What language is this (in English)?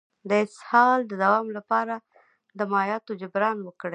Pashto